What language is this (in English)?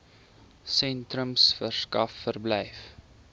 Afrikaans